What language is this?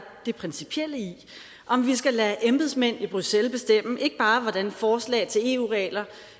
Danish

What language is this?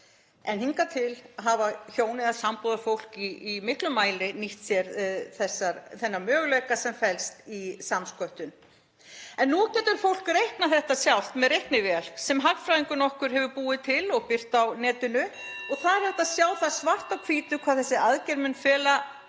Icelandic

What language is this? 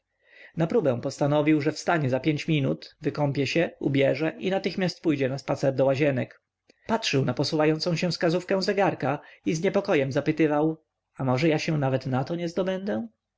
Polish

